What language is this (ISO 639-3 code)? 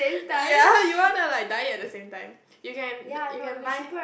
eng